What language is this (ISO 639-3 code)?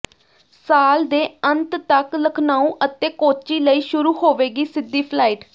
pan